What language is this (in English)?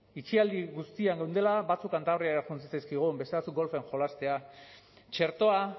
Basque